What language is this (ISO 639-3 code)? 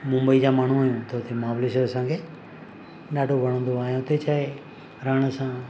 snd